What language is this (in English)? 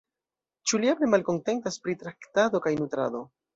Esperanto